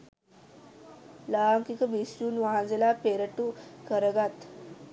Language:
Sinhala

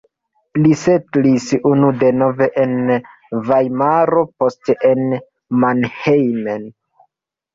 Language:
Esperanto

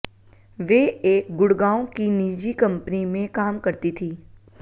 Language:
Hindi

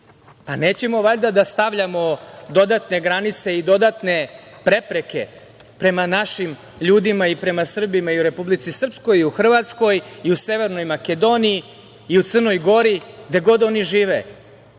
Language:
Serbian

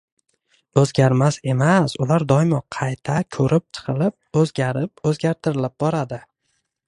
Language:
Uzbek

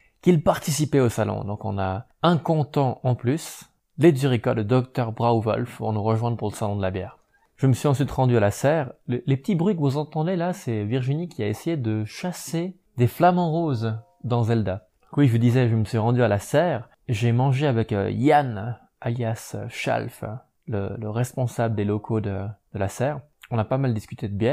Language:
French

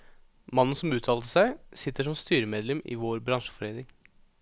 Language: Norwegian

